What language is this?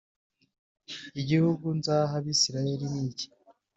Kinyarwanda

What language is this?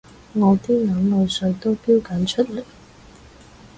Cantonese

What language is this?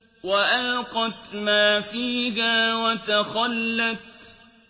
Arabic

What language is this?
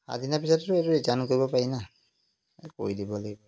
Assamese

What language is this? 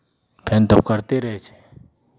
Maithili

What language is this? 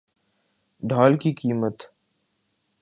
Urdu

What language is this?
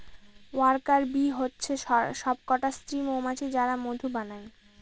Bangla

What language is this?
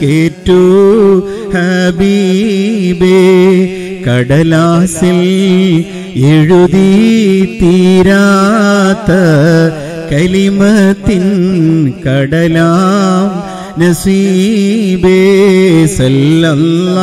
Malayalam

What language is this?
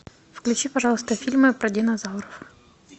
Russian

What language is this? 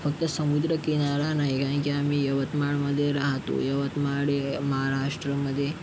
Marathi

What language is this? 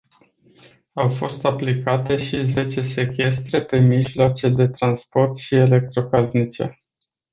Romanian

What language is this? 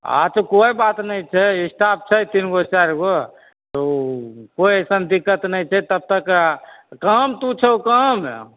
Maithili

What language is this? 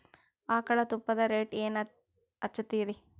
Kannada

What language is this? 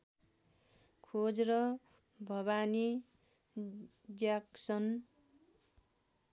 Nepali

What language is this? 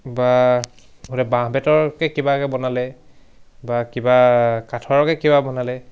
Assamese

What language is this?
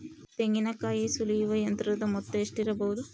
Kannada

